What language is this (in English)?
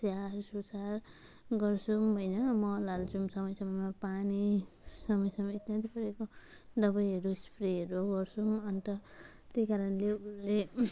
Nepali